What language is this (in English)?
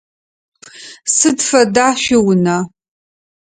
Adyghe